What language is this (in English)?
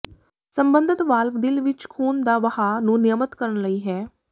Punjabi